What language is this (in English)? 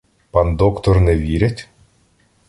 Ukrainian